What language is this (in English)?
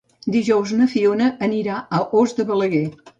Catalan